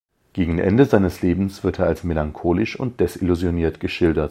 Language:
German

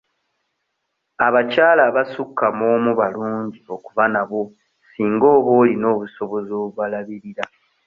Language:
Ganda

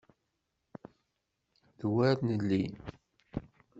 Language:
Kabyle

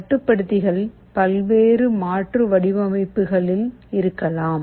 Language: Tamil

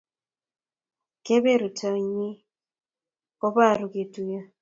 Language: Kalenjin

